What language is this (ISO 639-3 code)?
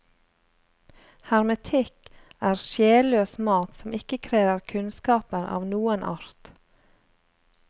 nor